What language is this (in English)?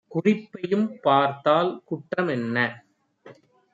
Tamil